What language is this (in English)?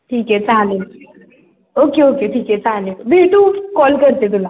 Marathi